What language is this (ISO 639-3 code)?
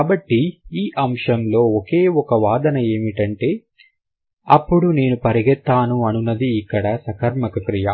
tel